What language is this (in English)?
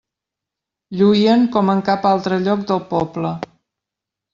Catalan